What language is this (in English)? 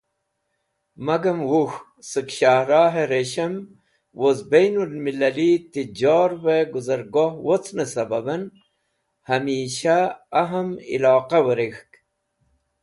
Wakhi